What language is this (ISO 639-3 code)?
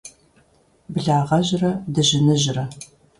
kbd